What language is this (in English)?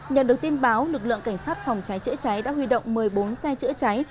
Vietnamese